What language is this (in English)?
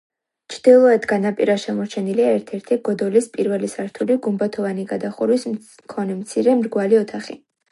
Georgian